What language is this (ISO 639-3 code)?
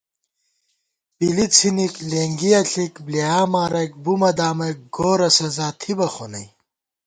gwt